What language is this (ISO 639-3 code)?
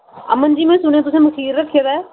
doi